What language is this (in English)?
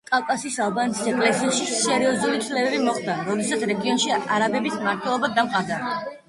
Georgian